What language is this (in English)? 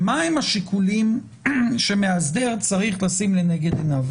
Hebrew